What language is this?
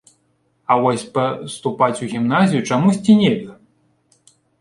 Belarusian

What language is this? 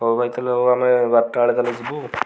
Odia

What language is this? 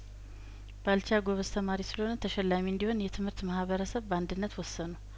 Amharic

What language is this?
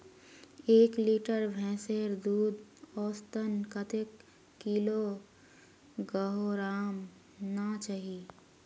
Magahi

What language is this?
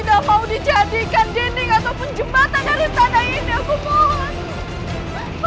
Indonesian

